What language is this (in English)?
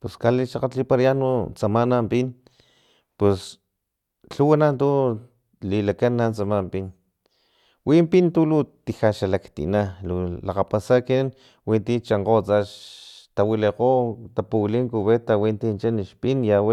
Filomena Mata-Coahuitlán Totonac